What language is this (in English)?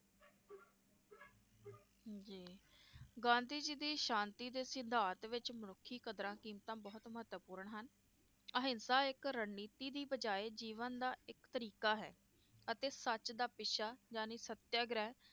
Punjabi